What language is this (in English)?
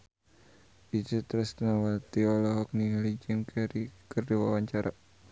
Sundanese